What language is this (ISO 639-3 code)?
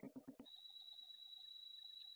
guj